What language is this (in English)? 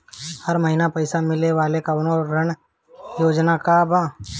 Bhojpuri